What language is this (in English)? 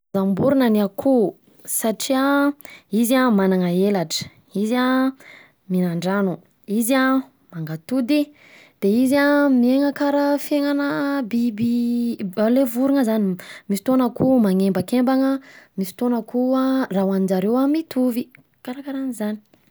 Southern Betsimisaraka Malagasy